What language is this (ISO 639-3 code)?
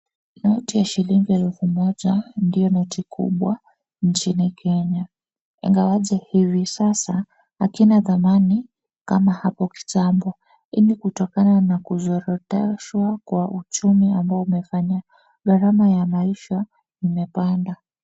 swa